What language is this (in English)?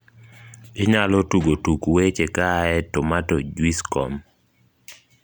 Luo (Kenya and Tanzania)